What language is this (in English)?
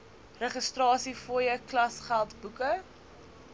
Afrikaans